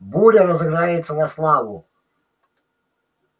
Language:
Russian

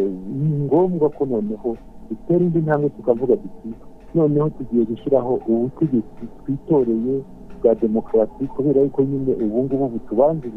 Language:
Swahili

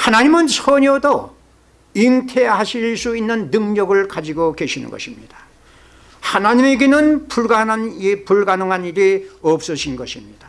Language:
Korean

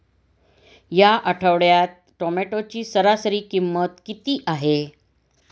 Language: Marathi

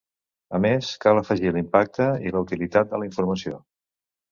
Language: Catalan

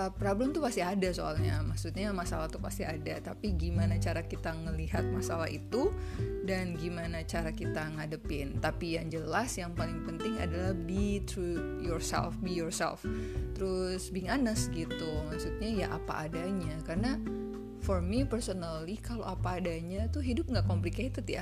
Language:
Indonesian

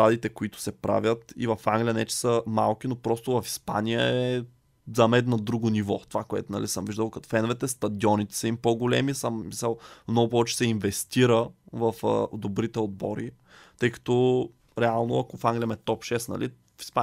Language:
Bulgarian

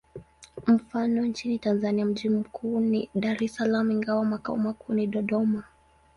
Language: Swahili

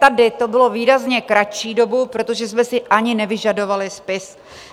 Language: Czech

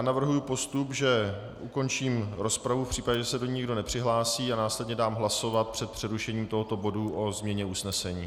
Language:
Czech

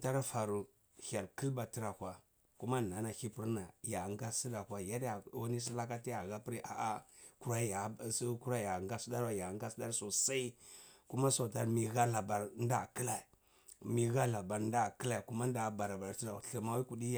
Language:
Cibak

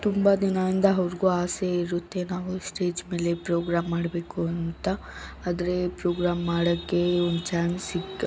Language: Kannada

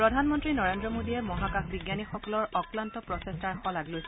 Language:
Assamese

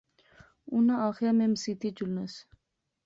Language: Pahari-Potwari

